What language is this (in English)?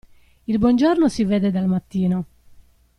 Italian